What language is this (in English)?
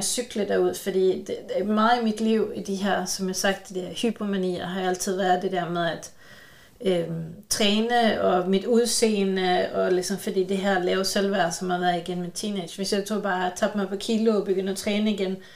Danish